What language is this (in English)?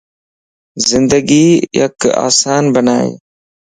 Lasi